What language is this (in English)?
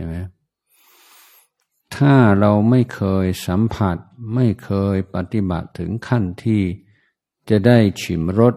Thai